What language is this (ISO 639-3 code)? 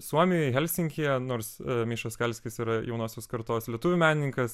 lit